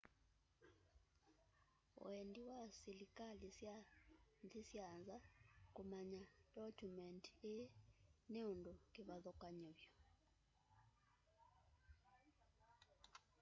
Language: Kamba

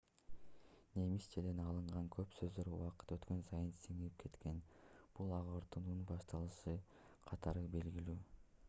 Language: Kyrgyz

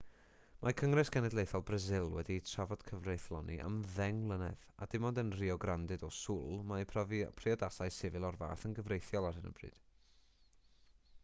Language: Welsh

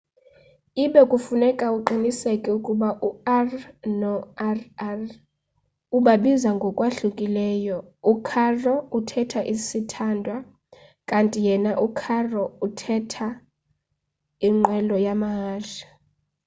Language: Xhosa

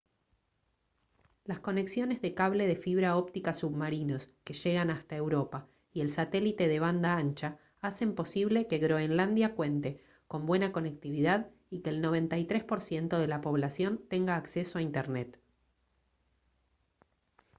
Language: Spanish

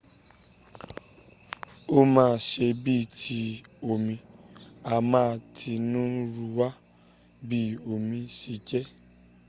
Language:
Yoruba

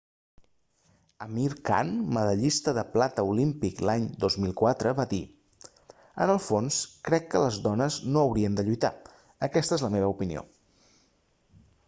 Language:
Catalan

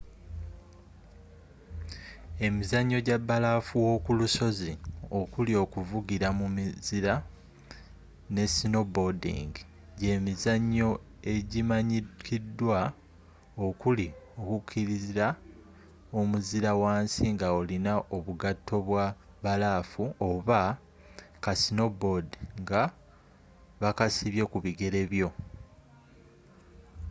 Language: Ganda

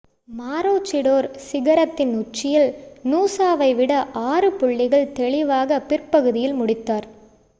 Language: Tamil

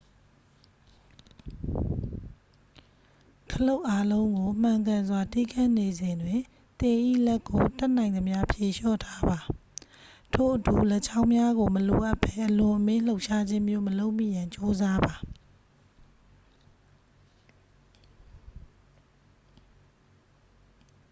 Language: Burmese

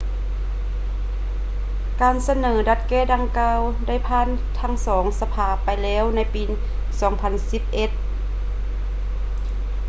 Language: Lao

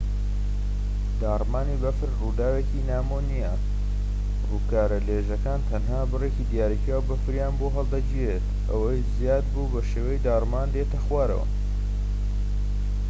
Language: Central Kurdish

